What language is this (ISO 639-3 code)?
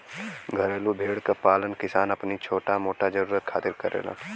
bho